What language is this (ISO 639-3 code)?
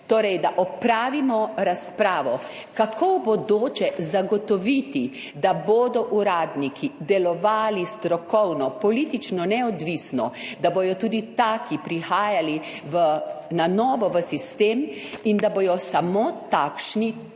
slv